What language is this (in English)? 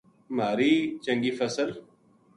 Gujari